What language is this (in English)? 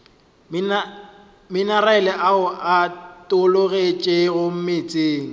Northern Sotho